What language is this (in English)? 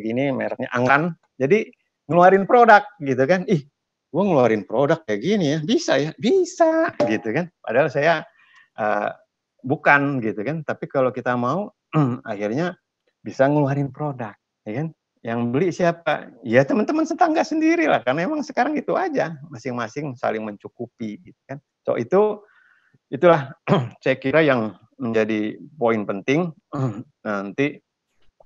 Indonesian